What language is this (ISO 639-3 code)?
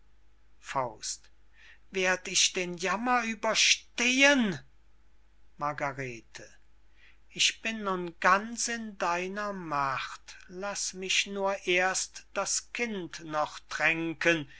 deu